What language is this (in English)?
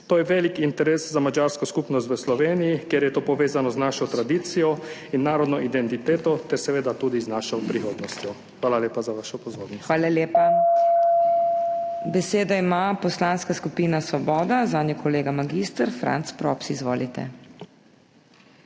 Slovenian